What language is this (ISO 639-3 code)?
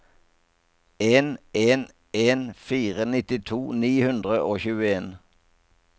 nor